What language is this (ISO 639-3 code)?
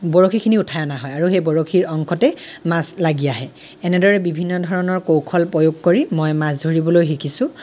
asm